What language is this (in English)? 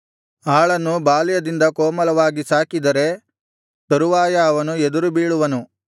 Kannada